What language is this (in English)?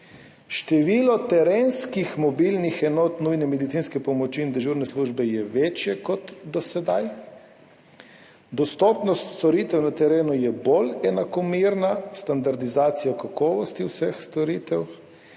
Slovenian